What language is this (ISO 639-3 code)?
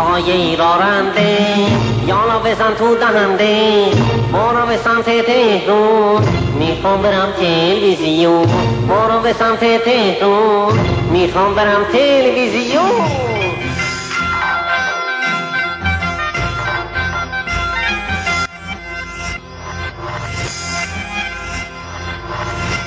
fas